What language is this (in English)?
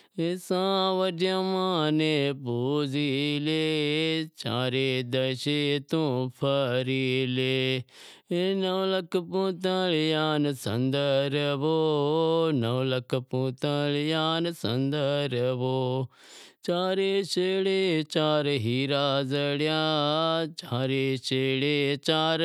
Wadiyara Koli